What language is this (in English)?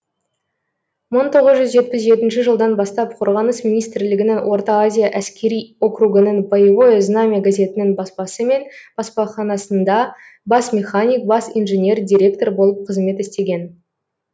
Kazakh